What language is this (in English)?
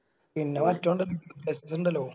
Malayalam